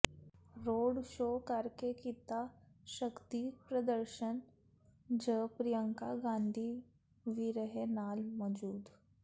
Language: Punjabi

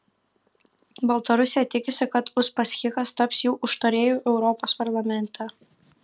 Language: Lithuanian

